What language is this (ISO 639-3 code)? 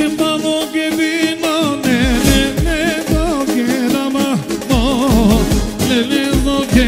bul